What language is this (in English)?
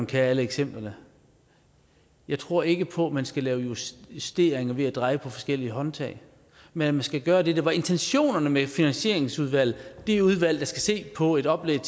Danish